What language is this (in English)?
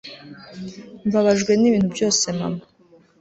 Kinyarwanda